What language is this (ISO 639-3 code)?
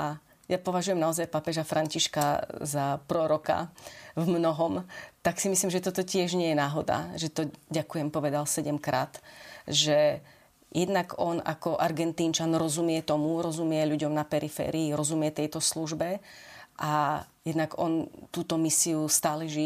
slk